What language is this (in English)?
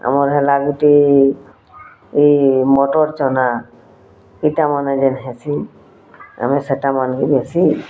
Odia